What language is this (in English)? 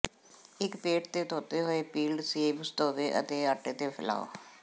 Punjabi